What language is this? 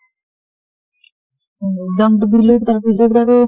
Assamese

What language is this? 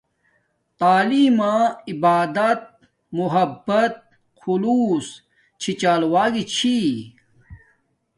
Domaaki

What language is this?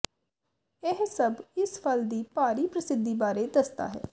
Punjabi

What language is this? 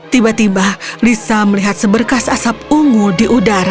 Indonesian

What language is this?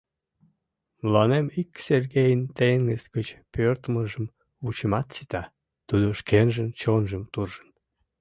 Mari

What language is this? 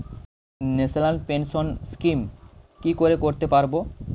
Bangla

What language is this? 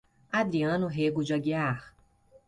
Portuguese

